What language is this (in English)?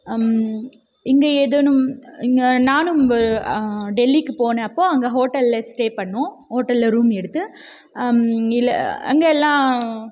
Tamil